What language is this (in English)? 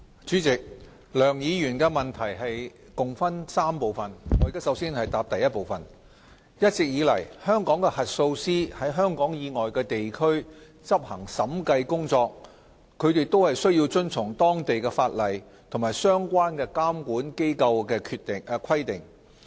Cantonese